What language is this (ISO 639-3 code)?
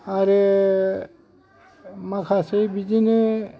brx